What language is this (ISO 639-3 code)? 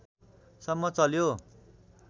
nep